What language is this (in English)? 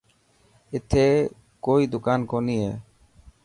Dhatki